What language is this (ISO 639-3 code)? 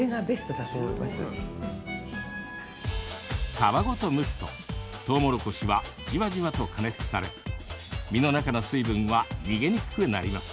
jpn